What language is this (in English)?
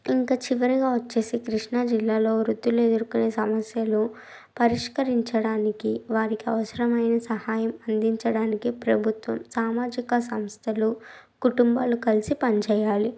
Telugu